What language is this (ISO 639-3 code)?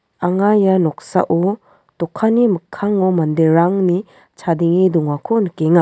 grt